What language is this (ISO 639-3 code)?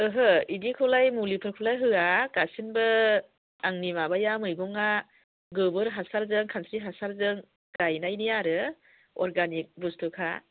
brx